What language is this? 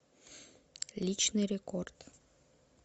Russian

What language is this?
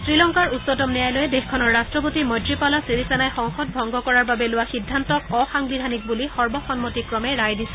Assamese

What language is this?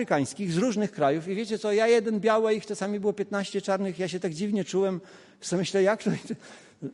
Polish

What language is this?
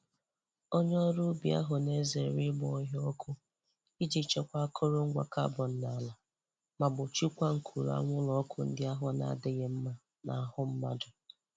Igbo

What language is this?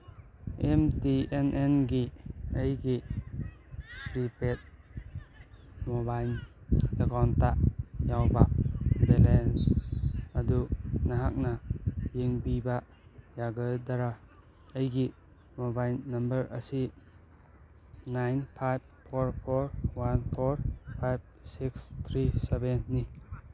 Manipuri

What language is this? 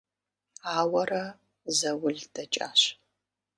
Kabardian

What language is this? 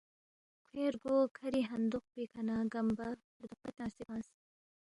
Balti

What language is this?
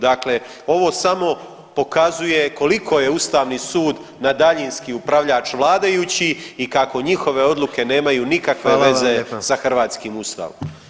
Croatian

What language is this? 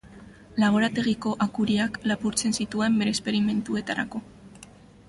Basque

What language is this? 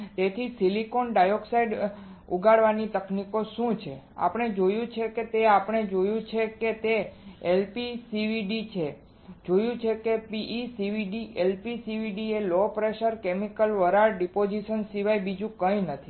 Gujarati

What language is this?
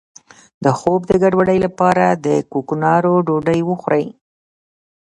Pashto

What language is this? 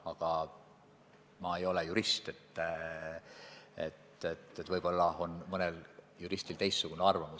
Estonian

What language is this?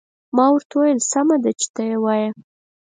Pashto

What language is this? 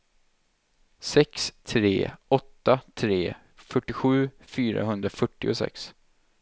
Swedish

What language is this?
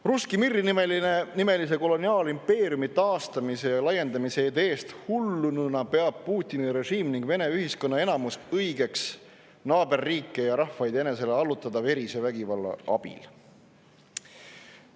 Estonian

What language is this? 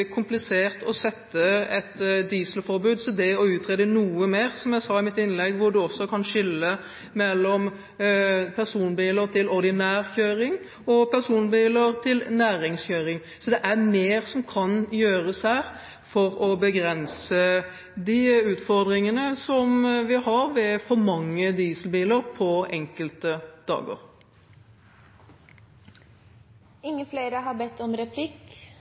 Norwegian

